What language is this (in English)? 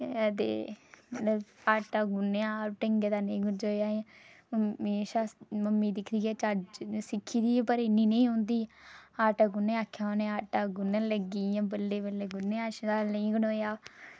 Dogri